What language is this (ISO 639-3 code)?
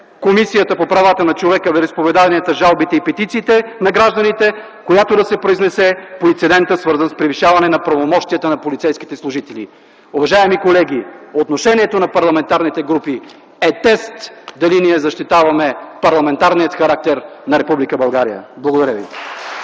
bul